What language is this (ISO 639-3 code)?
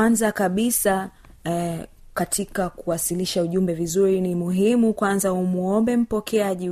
swa